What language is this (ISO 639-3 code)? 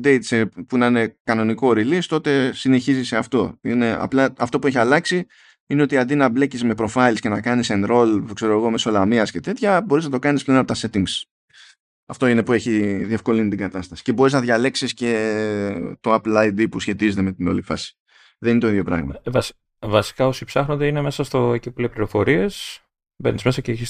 ell